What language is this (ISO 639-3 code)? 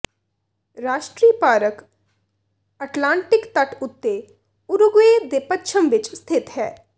pan